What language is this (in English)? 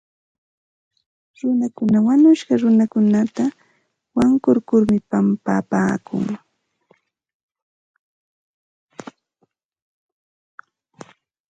Santa Ana de Tusi Pasco Quechua